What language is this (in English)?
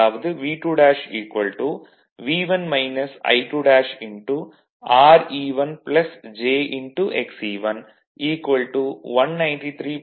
Tamil